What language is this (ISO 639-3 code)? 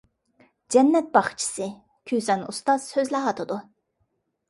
uig